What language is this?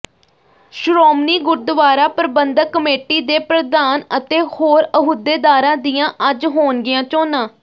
Punjabi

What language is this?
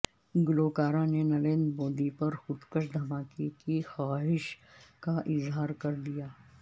Urdu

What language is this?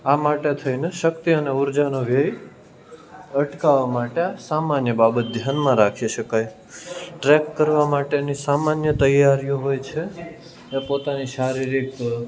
Gujarati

